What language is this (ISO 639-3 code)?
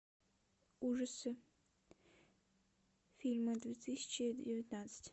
rus